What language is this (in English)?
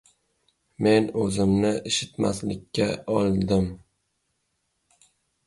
Uzbek